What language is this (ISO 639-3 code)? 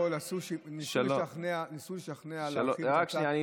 heb